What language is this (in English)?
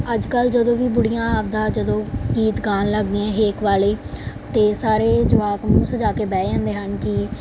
Punjabi